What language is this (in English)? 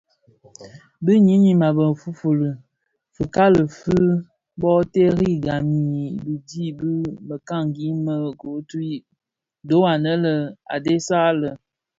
Bafia